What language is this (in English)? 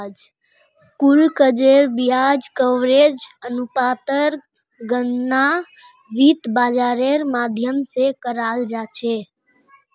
Magahi